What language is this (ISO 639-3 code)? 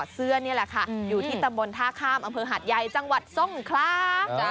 tha